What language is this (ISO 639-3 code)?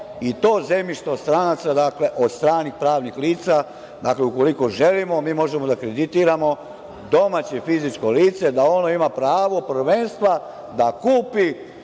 srp